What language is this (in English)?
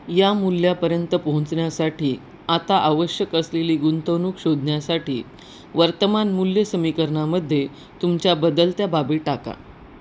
Marathi